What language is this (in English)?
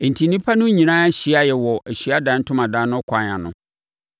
Akan